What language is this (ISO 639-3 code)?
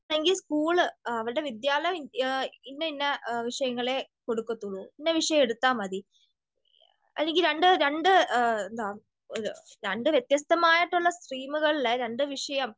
mal